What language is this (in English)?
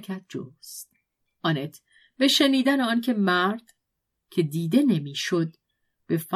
Persian